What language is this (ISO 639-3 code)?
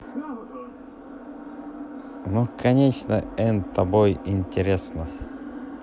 rus